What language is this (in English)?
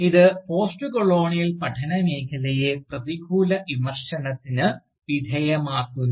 Malayalam